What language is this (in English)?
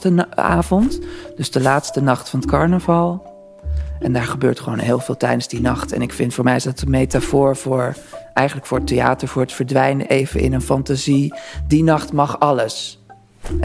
Dutch